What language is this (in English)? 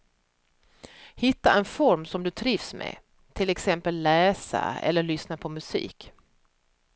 Swedish